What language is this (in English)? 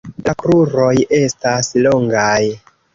Esperanto